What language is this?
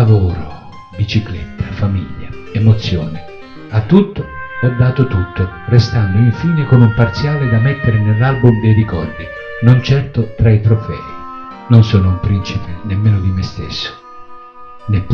Italian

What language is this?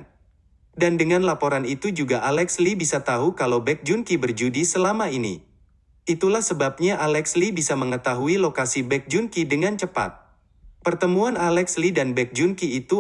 Indonesian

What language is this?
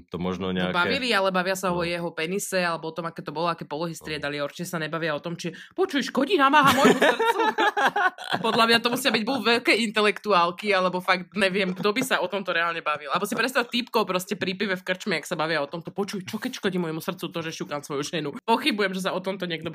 Slovak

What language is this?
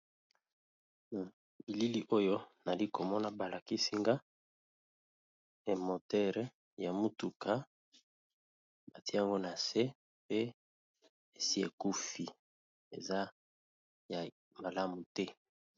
Lingala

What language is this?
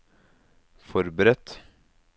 Norwegian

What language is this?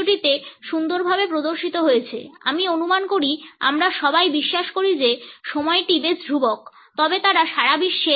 Bangla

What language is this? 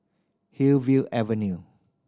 English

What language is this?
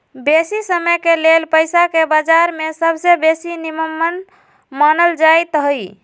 Magahi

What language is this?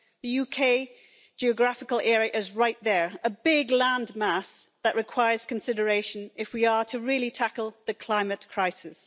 English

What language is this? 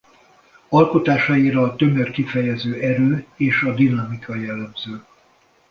Hungarian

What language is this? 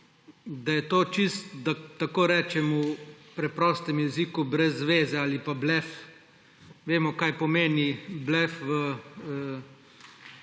Slovenian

